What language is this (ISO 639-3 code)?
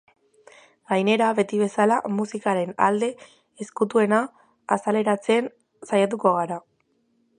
eus